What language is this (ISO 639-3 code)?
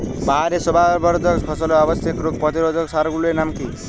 ben